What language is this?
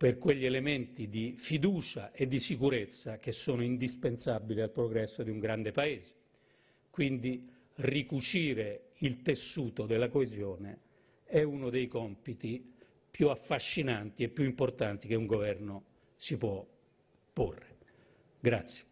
Italian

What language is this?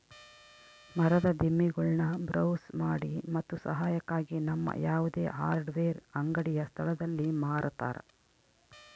Kannada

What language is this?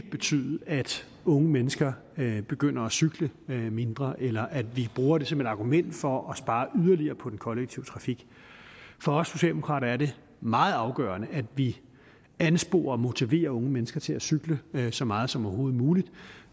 Danish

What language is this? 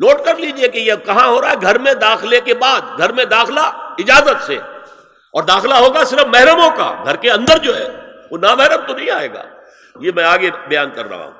Urdu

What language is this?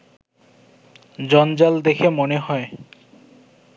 Bangla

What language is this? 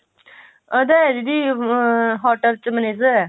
Punjabi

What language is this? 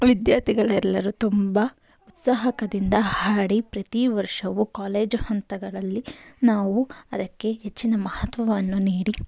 Kannada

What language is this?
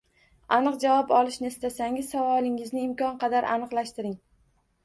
Uzbek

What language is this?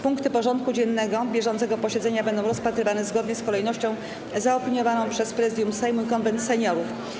Polish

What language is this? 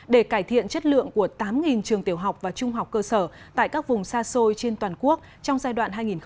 Vietnamese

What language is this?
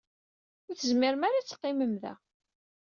Kabyle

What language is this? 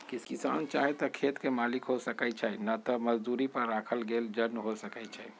Magahi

